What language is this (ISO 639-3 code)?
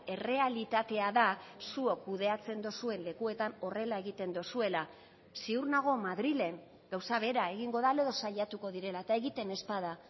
eus